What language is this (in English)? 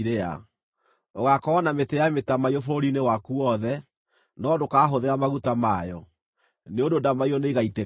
Kikuyu